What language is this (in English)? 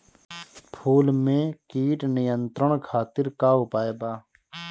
Bhojpuri